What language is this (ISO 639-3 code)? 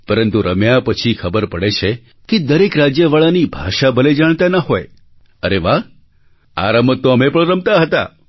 guj